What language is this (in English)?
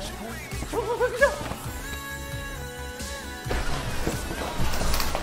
Korean